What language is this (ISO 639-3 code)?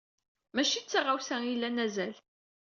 kab